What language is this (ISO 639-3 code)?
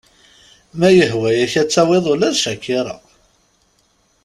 kab